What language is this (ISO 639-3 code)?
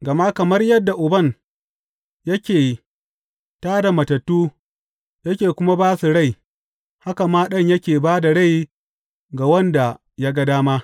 hau